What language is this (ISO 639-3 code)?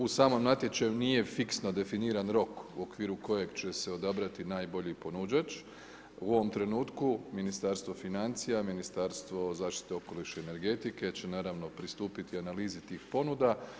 hrv